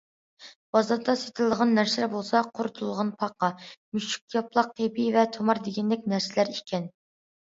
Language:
Uyghur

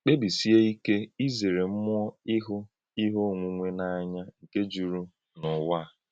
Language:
Igbo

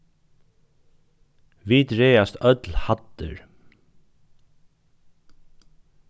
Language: Faroese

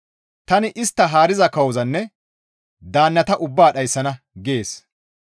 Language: Gamo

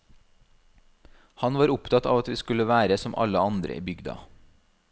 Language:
Norwegian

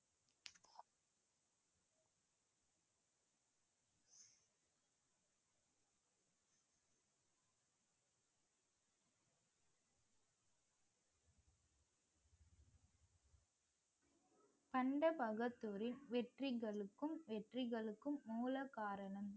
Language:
Tamil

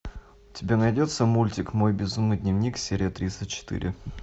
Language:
Russian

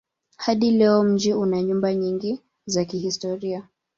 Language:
Swahili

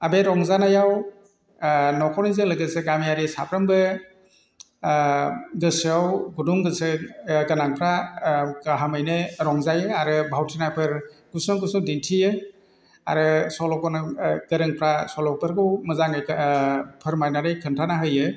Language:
Bodo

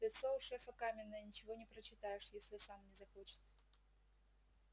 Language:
Russian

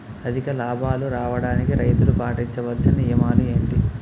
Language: Telugu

